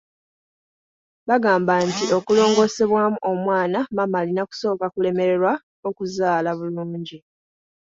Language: Ganda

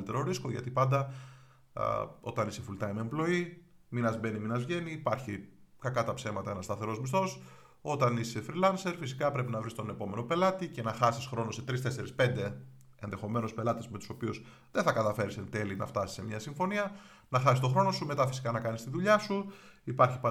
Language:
Greek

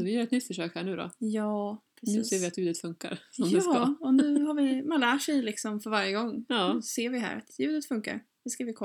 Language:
Swedish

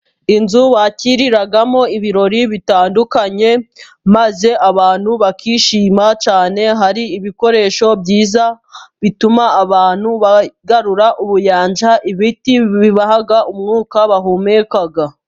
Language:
Kinyarwanda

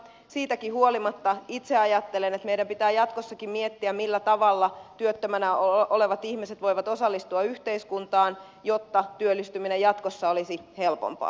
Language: Finnish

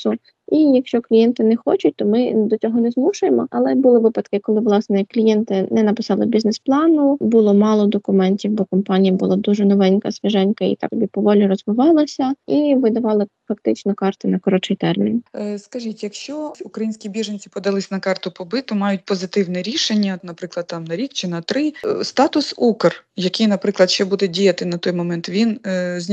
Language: Ukrainian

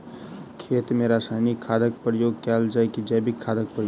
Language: Maithili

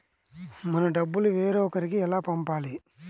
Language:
Telugu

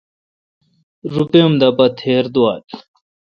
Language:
Kalkoti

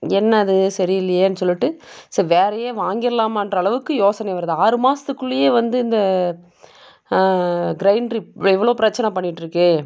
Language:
Tamil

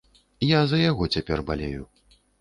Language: Belarusian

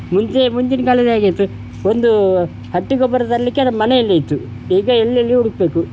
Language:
Kannada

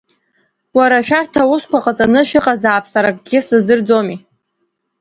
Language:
Abkhazian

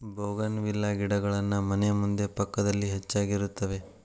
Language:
Kannada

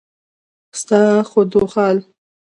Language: Pashto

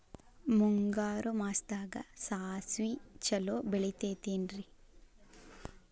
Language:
Kannada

